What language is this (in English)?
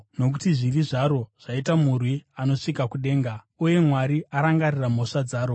Shona